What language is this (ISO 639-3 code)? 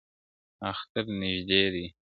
pus